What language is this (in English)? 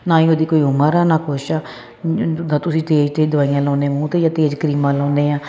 Punjabi